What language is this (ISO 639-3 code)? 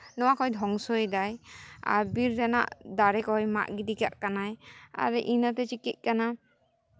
sat